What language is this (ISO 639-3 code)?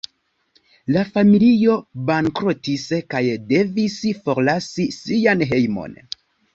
epo